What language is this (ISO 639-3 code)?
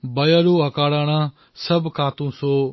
asm